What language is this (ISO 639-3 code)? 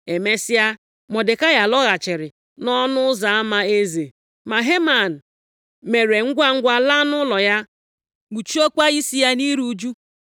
ibo